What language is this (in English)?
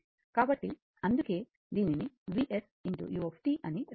Telugu